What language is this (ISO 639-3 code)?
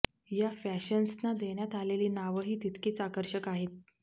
mar